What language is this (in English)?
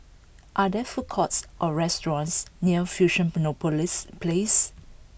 English